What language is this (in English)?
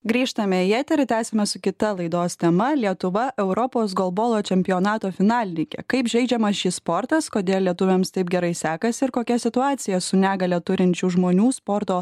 Lithuanian